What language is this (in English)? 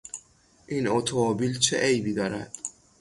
Persian